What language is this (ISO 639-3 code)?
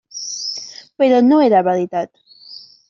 cat